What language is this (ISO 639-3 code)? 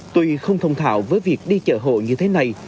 vie